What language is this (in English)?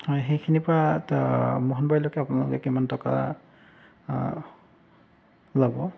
Assamese